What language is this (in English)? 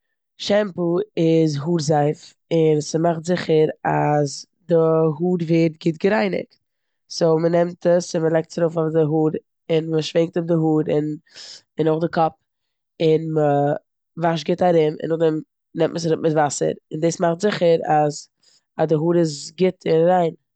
Yiddish